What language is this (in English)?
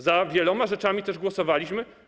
Polish